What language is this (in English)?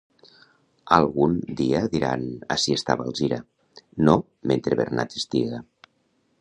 Catalan